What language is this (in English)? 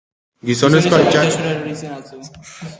Basque